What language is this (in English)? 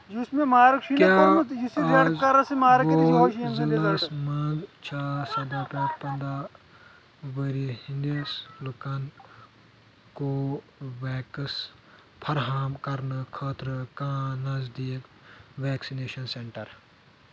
Kashmiri